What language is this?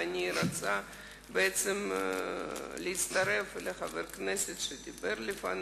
Hebrew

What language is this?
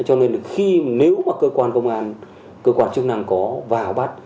Vietnamese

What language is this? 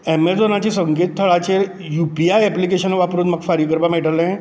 Konkani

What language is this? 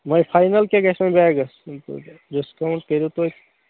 Kashmiri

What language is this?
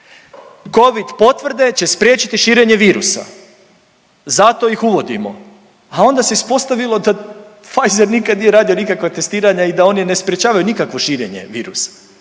Croatian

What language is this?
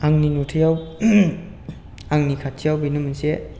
Bodo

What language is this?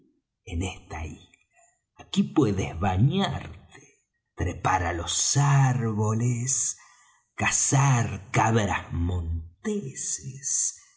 Spanish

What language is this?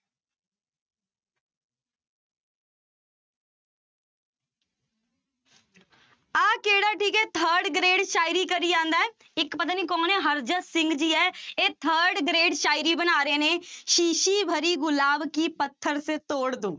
Punjabi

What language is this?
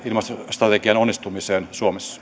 Finnish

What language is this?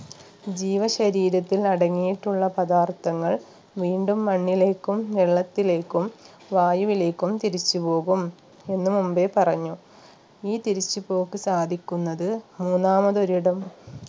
Malayalam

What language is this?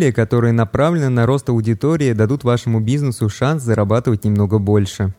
Russian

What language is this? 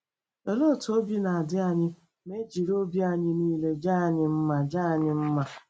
Igbo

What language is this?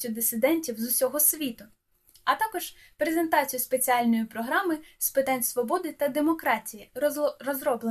Ukrainian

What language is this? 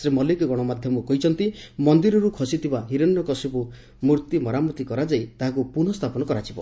Odia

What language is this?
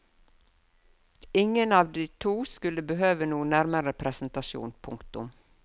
Norwegian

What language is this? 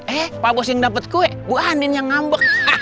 Indonesian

